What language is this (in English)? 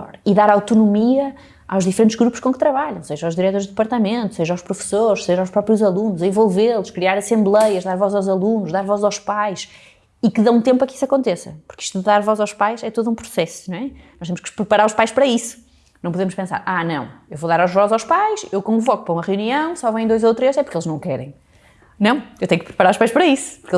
Portuguese